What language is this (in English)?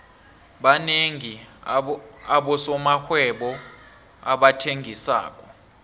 South Ndebele